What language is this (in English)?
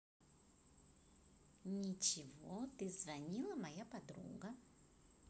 Russian